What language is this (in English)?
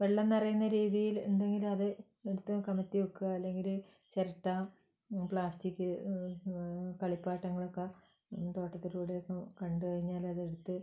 Malayalam